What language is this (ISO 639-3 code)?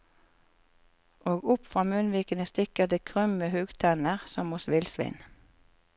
nor